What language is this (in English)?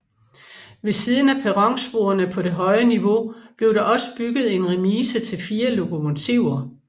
Danish